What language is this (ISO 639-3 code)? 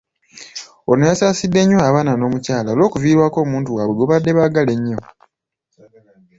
lug